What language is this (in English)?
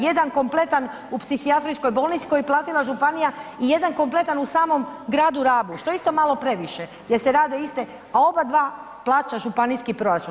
Croatian